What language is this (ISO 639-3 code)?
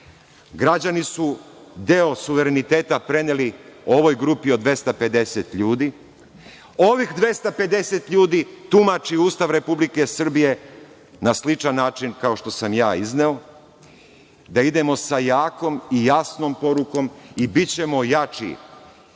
srp